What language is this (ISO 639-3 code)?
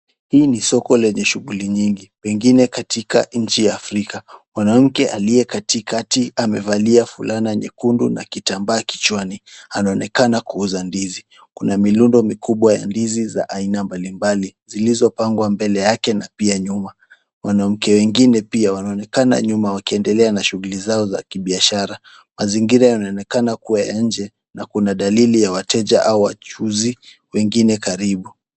swa